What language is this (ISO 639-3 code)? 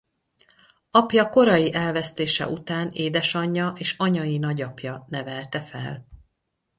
hun